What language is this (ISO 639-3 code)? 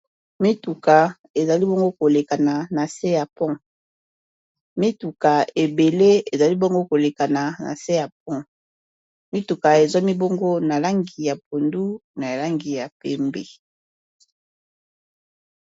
lin